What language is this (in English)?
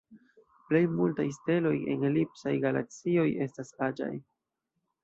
Esperanto